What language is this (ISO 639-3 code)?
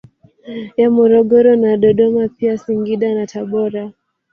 swa